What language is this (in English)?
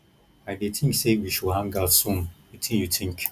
Nigerian Pidgin